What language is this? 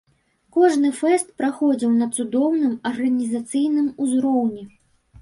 Belarusian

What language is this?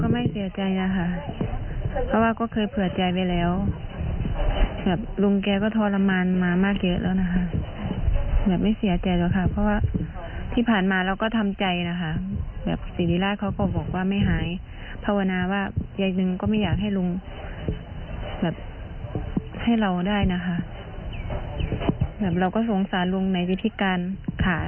Thai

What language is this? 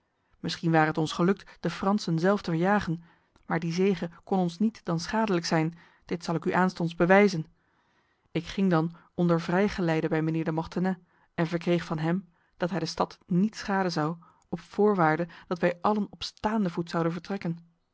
Dutch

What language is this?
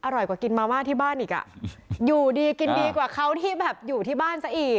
Thai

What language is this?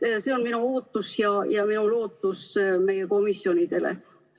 Estonian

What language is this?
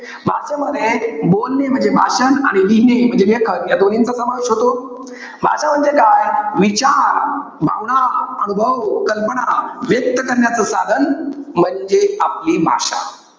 Marathi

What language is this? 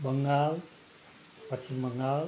Nepali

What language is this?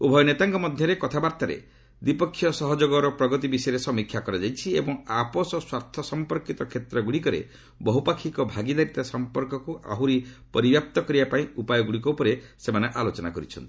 Odia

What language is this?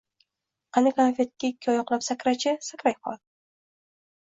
Uzbek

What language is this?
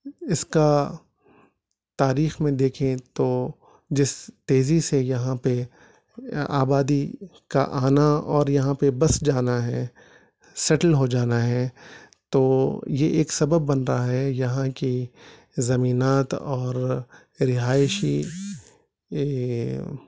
Urdu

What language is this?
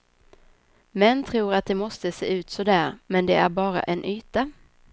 Swedish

